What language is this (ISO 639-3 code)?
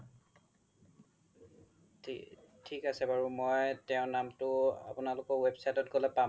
asm